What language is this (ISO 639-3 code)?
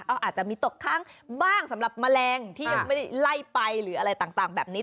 tha